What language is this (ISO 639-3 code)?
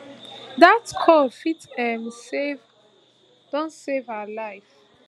pcm